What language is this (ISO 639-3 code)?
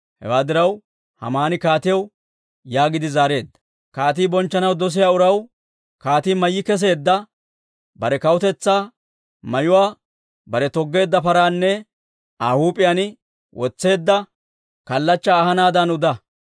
dwr